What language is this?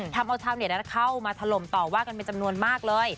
Thai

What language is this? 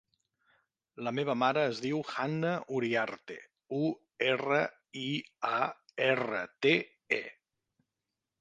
Catalan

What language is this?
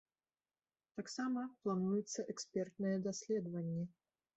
Belarusian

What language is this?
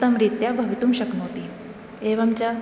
Sanskrit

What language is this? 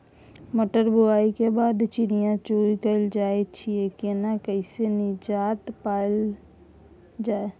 Maithili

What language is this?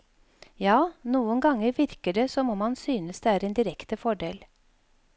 Norwegian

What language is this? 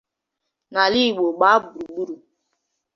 Igbo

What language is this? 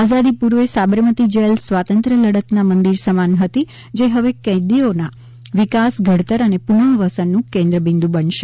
Gujarati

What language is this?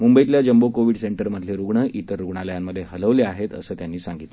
Marathi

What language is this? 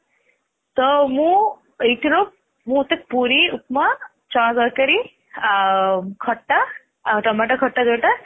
Odia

